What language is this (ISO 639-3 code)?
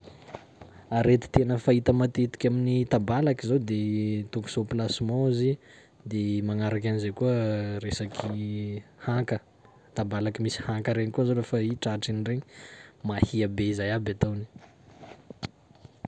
skg